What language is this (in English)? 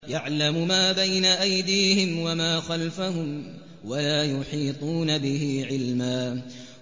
Arabic